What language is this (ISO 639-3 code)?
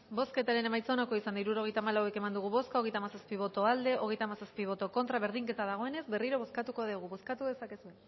eus